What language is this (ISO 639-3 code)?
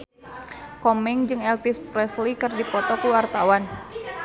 sun